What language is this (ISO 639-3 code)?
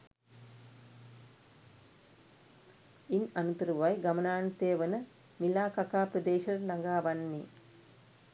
sin